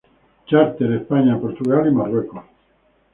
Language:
Spanish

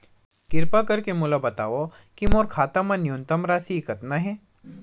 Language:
Chhattisgarhi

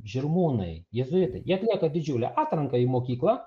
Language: Lithuanian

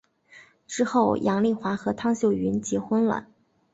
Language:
Chinese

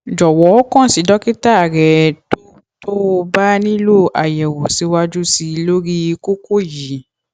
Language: Yoruba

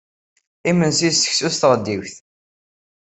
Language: Kabyle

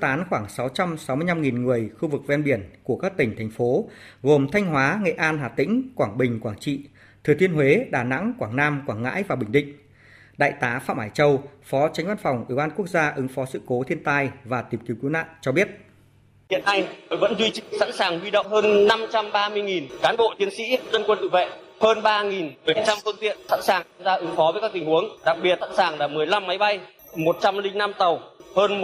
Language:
Vietnamese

